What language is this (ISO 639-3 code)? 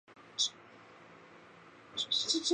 zho